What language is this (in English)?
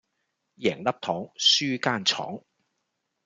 Cantonese